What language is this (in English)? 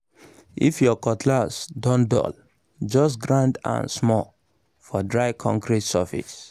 Nigerian Pidgin